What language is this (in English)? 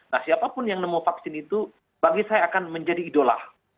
Indonesian